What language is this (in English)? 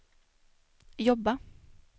Swedish